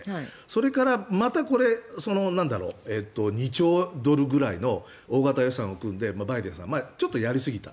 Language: Japanese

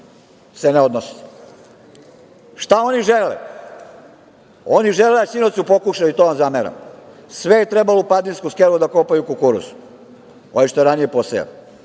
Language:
Serbian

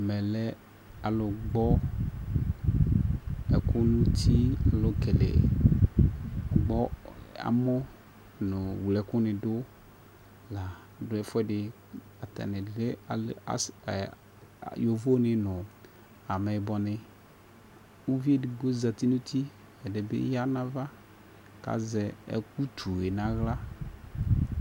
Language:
Ikposo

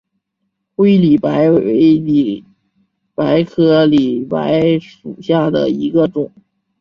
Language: Chinese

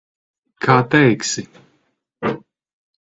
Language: Latvian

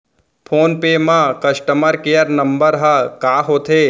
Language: Chhattisgarhi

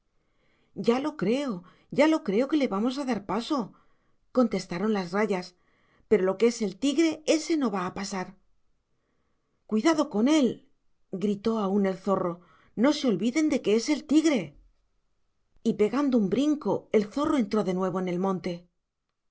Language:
Spanish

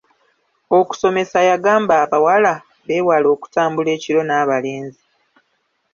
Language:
Ganda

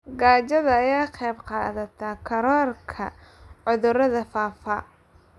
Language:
Somali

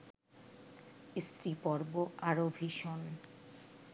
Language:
Bangla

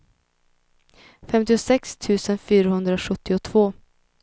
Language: Swedish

